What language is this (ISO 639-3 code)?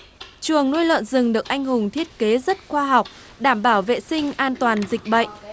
vie